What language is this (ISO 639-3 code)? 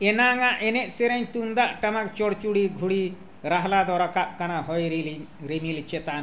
sat